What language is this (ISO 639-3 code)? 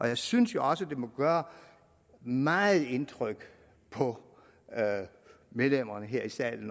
dan